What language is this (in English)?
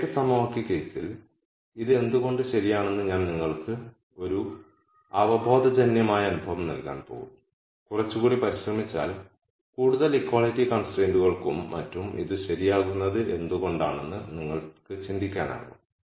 Malayalam